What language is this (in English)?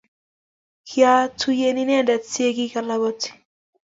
Kalenjin